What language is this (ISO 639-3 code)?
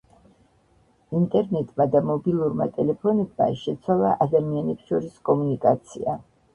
kat